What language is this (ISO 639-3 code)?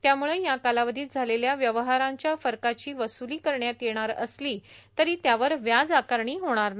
mar